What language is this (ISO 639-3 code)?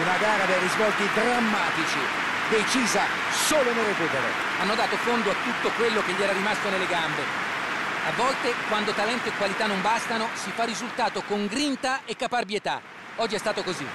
ita